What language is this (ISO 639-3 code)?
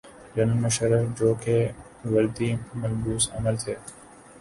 urd